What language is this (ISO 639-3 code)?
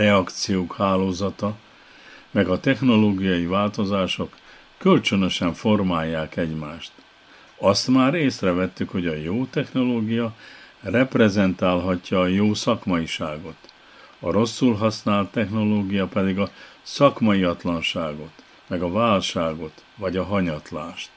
hun